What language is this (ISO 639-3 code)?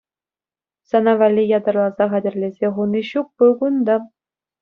chv